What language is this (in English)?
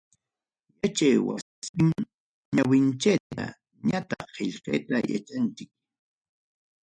Ayacucho Quechua